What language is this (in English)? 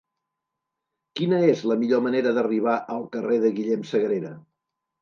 Catalan